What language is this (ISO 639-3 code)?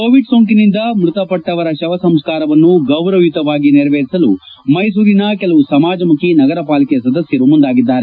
kan